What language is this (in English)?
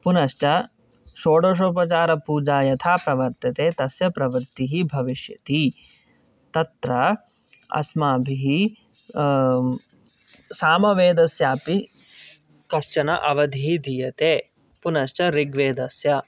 Sanskrit